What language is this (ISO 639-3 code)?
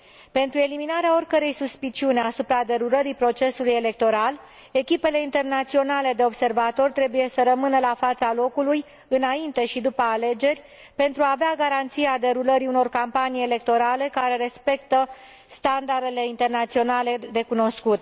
ron